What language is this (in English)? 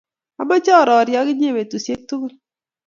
Kalenjin